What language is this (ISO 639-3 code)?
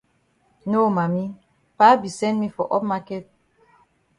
wes